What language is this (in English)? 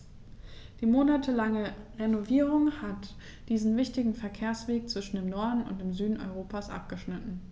German